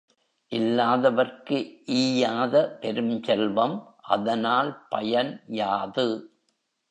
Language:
Tamil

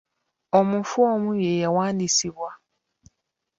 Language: Ganda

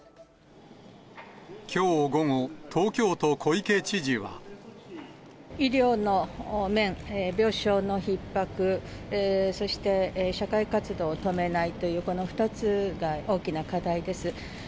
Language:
Japanese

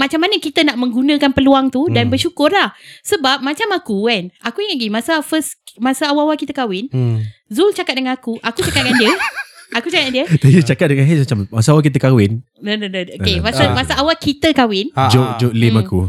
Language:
Malay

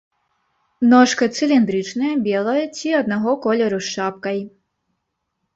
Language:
Belarusian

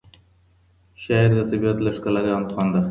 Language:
Pashto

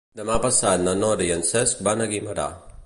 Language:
Catalan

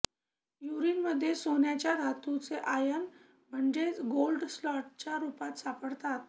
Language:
Marathi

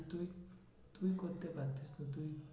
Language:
Bangla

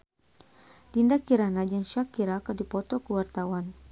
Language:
Sundanese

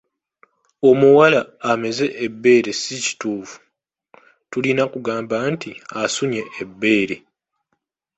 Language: Ganda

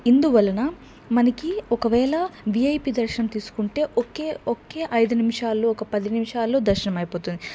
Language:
Telugu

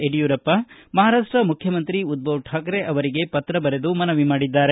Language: Kannada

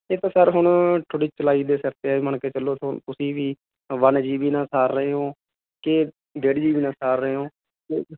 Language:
Punjabi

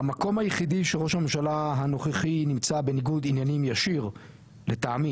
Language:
Hebrew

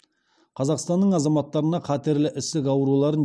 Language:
Kazakh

